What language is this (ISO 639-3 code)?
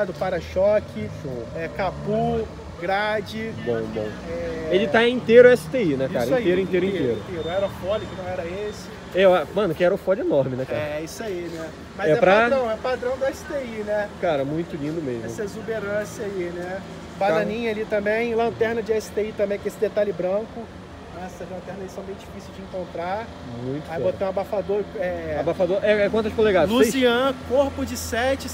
por